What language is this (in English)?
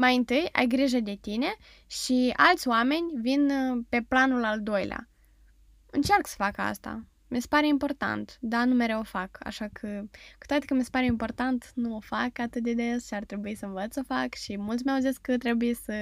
Romanian